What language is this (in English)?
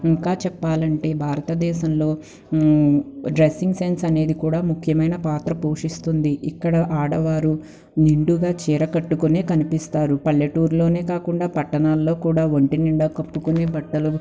Telugu